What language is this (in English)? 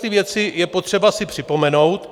Czech